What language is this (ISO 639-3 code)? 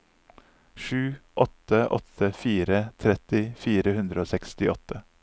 nor